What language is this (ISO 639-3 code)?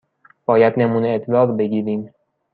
fas